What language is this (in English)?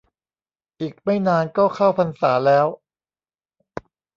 Thai